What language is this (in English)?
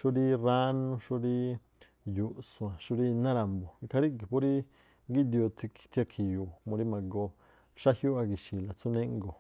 Tlacoapa Me'phaa